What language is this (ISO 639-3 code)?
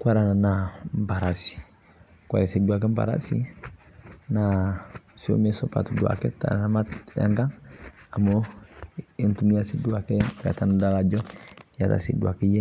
mas